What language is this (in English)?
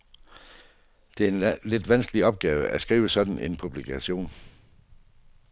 Danish